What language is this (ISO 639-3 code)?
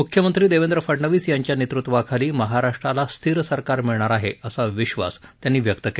mar